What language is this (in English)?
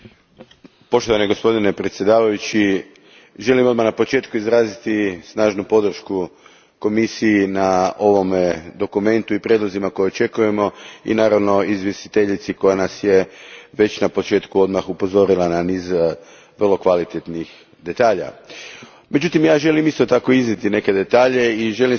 Croatian